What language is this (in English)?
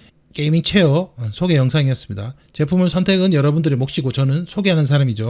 Korean